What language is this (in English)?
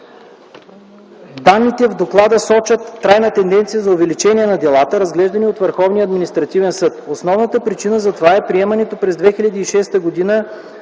Bulgarian